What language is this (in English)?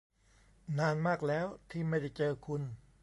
Thai